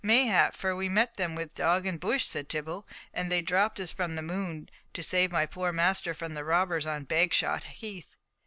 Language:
English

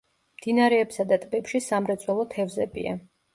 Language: Georgian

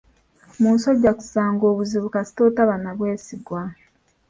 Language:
Ganda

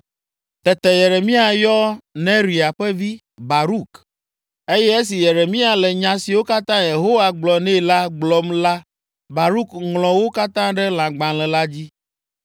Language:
Ewe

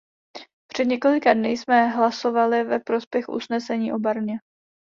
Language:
Czech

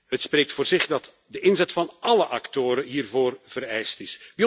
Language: Dutch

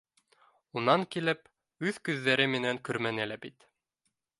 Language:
Bashkir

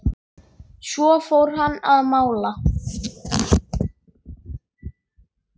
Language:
Icelandic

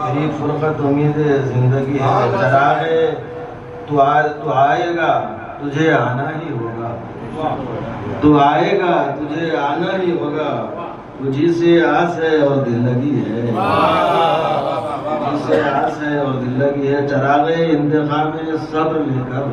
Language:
Arabic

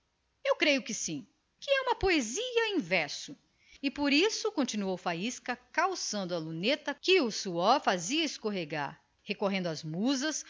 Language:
Portuguese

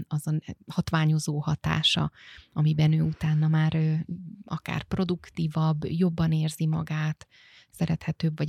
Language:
Hungarian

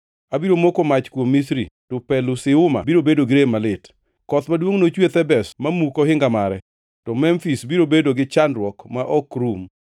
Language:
Luo (Kenya and Tanzania)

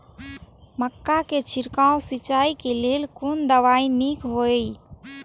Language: Maithili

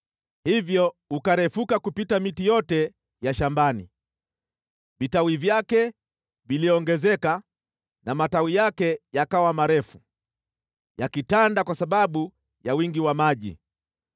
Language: Swahili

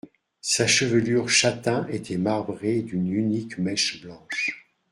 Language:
French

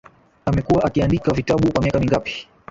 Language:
Swahili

